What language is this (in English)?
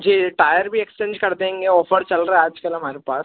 Hindi